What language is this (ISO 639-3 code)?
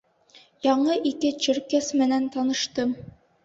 bak